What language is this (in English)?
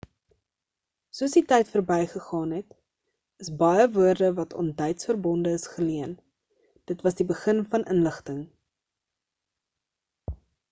Afrikaans